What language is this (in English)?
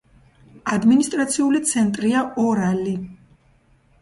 Georgian